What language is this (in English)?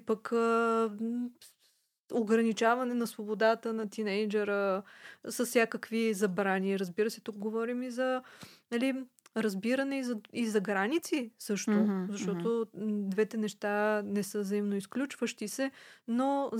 Bulgarian